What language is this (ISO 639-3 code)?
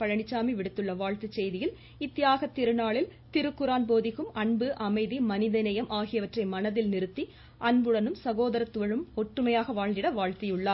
tam